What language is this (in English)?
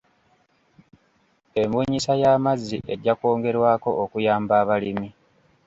Ganda